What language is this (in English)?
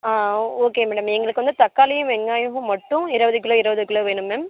Tamil